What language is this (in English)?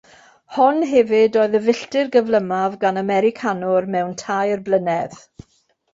Welsh